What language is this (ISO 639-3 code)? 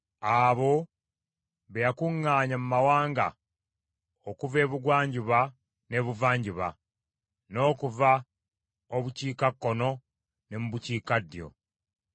lug